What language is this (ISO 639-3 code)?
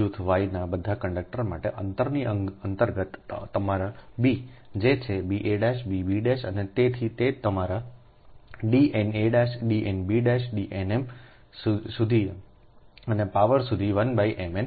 guj